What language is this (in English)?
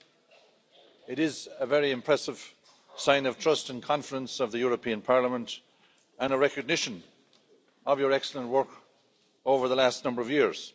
English